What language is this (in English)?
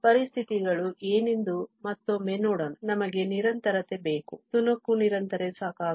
Kannada